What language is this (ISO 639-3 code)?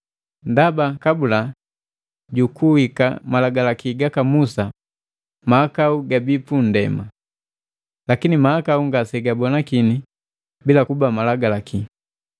mgv